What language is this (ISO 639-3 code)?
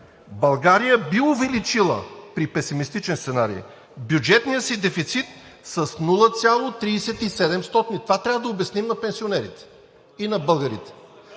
bul